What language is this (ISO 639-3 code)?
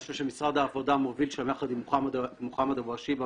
heb